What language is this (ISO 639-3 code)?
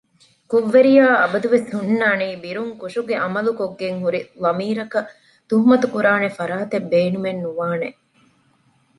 div